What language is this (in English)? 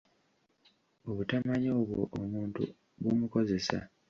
Ganda